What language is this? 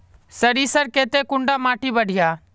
Magahi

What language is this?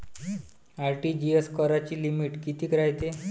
Marathi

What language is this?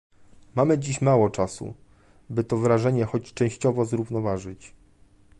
Polish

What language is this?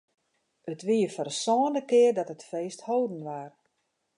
Western Frisian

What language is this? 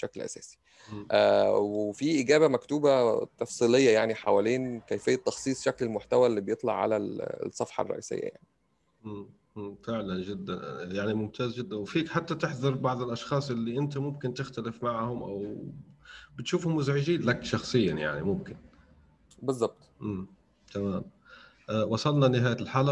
Arabic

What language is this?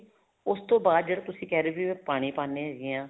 Punjabi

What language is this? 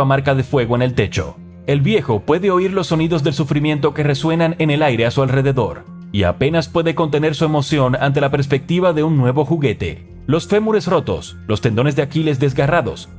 Spanish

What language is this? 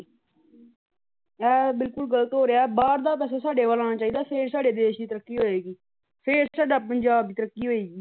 Punjabi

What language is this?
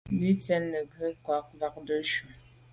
Medumba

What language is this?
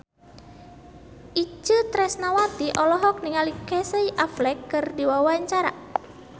Sundanese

